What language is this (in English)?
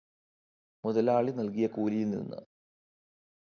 Malayalam